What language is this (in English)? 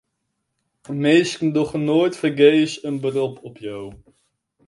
Western Frisian